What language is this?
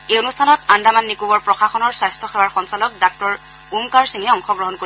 Assamese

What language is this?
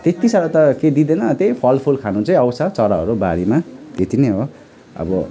Nepali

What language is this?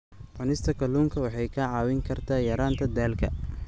Somali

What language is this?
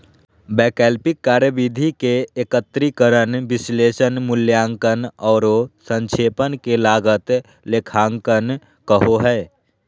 Magahi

